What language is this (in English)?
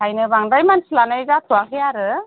Bodo